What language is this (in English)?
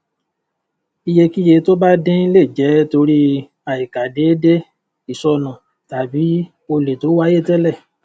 Yoruba